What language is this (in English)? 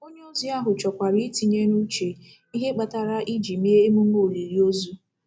Igbo